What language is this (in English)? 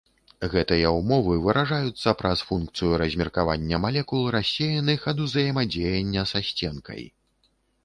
Belarusian